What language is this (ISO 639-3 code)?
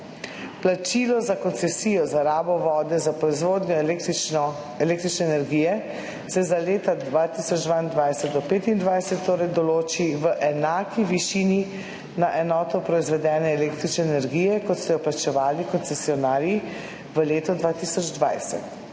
slv